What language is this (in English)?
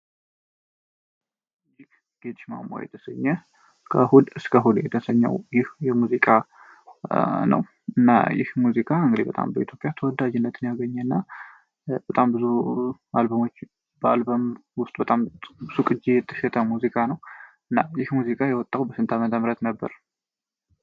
Amharic